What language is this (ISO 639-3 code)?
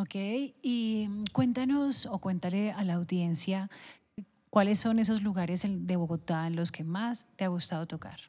spa